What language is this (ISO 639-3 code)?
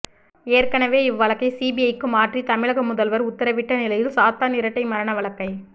tam